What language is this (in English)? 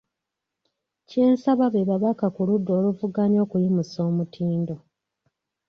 Ganda